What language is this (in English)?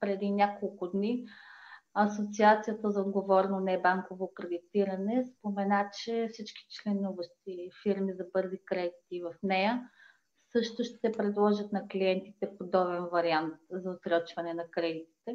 Bulgarian